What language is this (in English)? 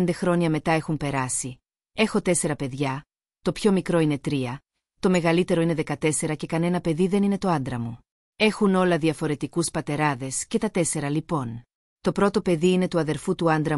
Greek